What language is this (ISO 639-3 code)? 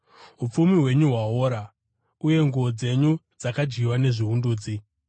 sna